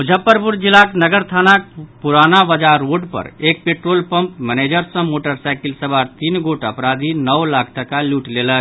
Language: Maithili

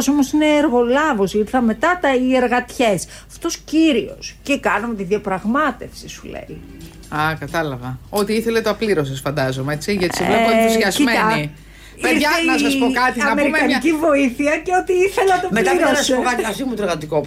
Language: Greek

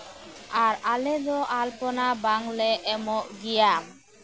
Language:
Santali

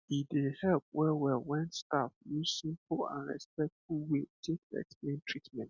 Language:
Nigerian Pidgin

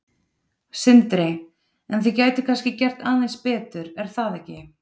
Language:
Icelandic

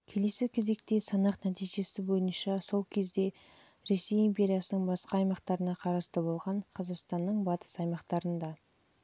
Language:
Kazakh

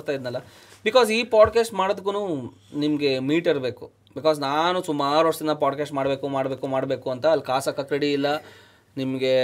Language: Kannada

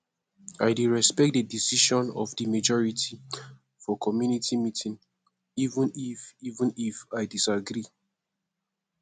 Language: Nigerian Pidgin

